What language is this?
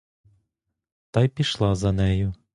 Ukrainian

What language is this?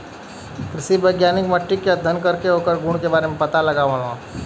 Bhojpuri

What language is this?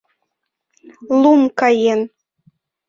Mari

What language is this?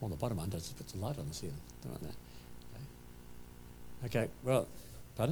English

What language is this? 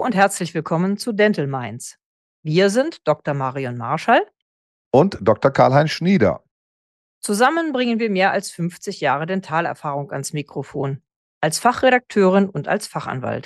German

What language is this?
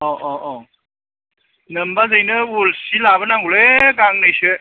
Bodo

